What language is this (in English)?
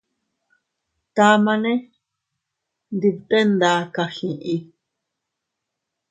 Teutila Cuicatec